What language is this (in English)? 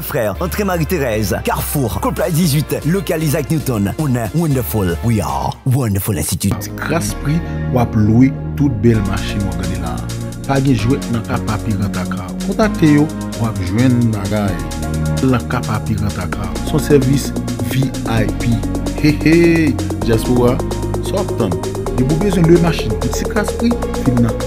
French